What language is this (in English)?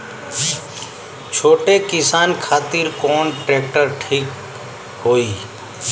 Bhojpuri